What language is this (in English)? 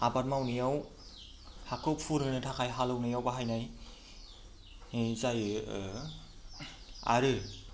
Bodo